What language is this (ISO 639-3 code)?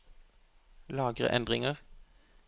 nor